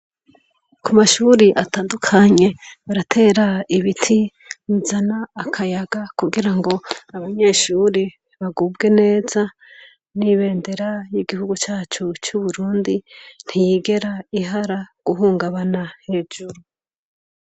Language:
Rundi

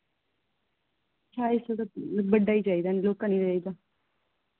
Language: Dogri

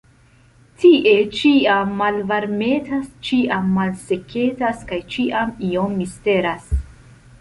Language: Esperanto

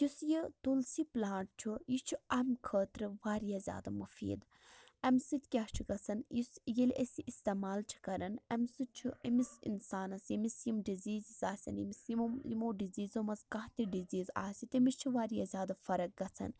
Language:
Kashmiri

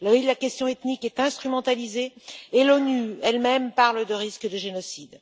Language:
French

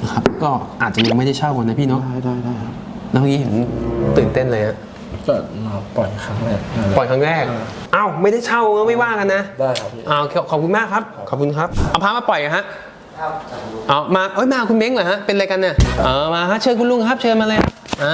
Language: Thai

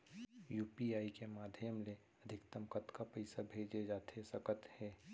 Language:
Chhattisgarhi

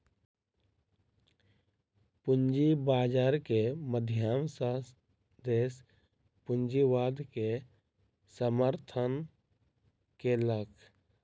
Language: Maithili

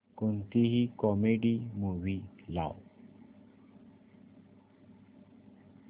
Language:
Marathi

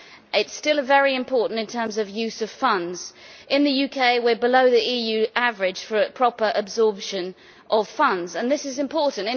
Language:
English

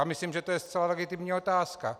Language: Czech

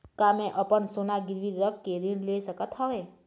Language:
Chhattisgarhi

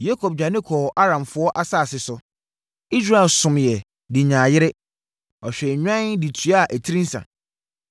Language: Akan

